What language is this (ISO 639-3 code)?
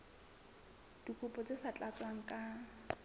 sot